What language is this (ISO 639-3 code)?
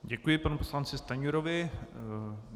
ces